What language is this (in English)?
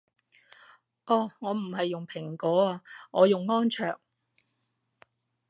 Cantonese